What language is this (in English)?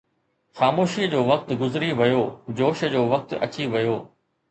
Sindhi